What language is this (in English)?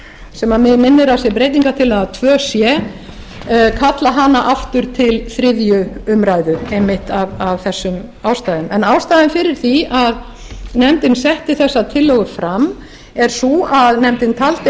Icelandic